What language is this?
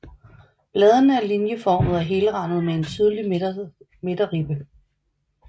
Danish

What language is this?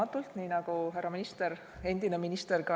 Estonian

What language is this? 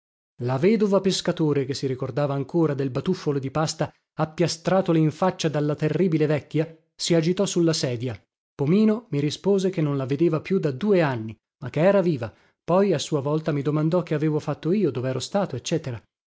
Italian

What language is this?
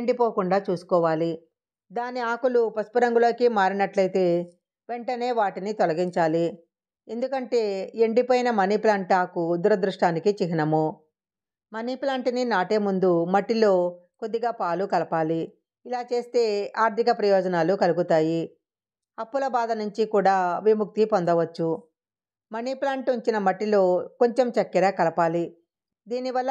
Telugu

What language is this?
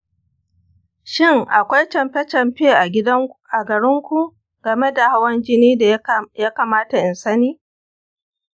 Hausa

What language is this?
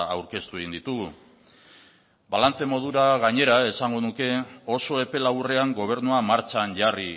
Basque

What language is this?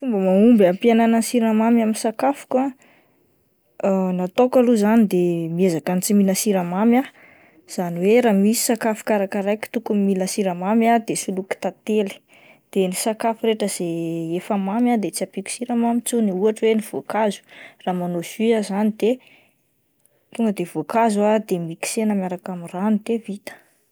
Malagasy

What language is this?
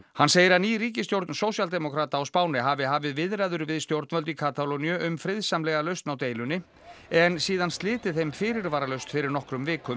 Icelandic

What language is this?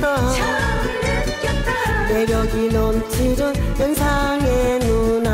Korean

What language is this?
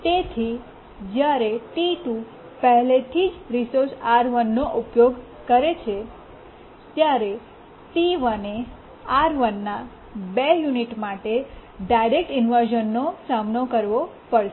Gujarati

